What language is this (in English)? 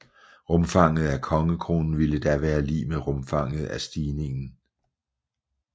Danish